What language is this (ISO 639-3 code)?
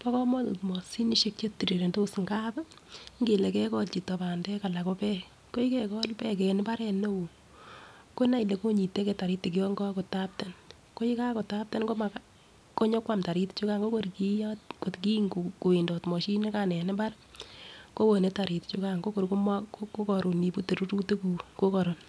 kln